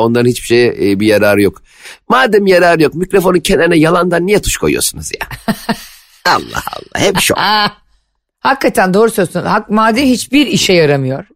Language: Turkish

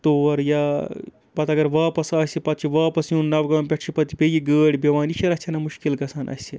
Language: Kashmiri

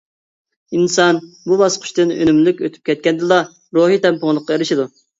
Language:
Uyghur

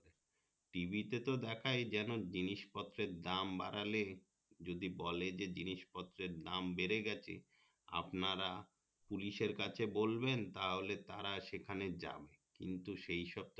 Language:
Bangla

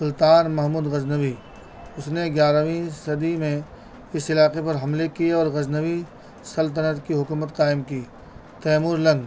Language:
Urdu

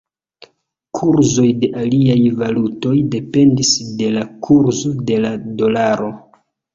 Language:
Esperanto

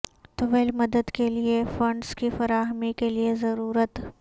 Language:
Urdu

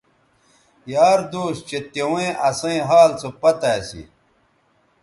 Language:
Bateri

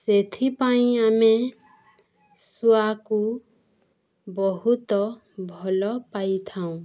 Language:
Odia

